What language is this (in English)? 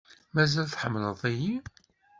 Kabyle